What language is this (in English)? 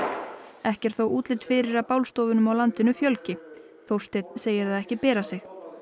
Icelandic